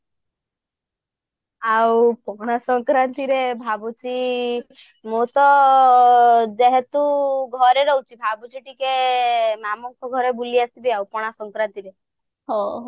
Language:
Odia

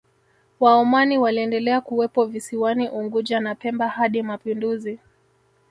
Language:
Swahili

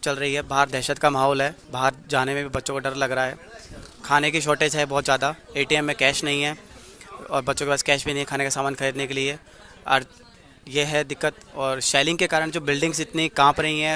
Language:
Hindi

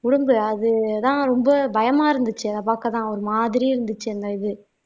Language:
Tamil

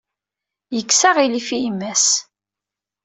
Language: Kabyle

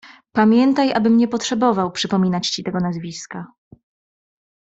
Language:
Polish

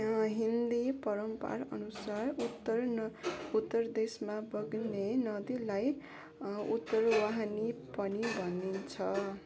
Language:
Nepali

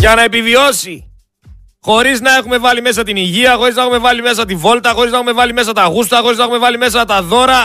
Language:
Greek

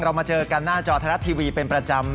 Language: Thai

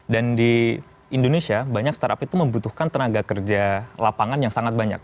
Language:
Indonesian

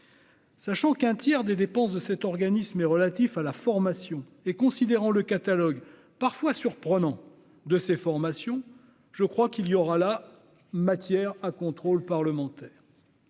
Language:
French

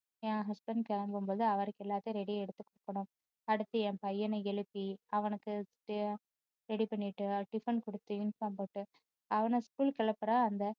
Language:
Tamil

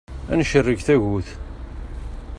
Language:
Kabyle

